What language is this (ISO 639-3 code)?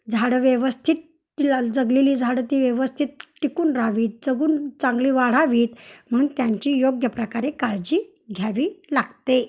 mar